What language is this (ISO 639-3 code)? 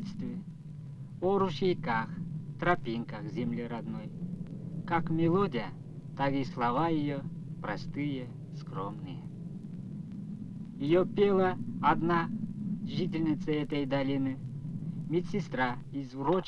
rus